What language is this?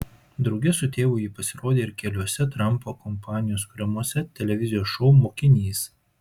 Lithuanian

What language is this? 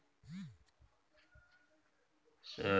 Maithili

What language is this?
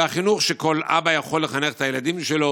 Hebrew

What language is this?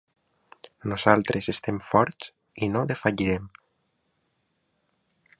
Catalan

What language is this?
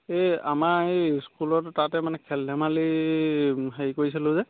Assamese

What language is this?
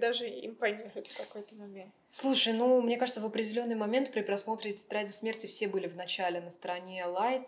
Russian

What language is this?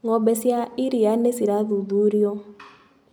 Kikuyu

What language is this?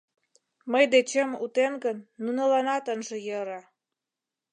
Mari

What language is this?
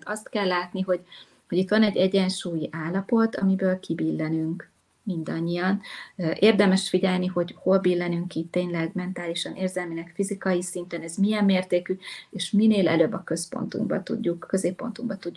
Hungarian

